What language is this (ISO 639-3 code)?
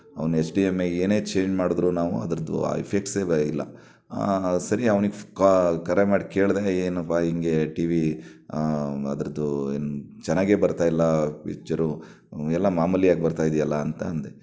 kan